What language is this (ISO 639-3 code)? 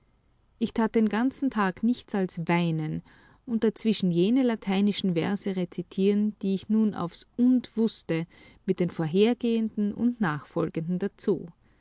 deu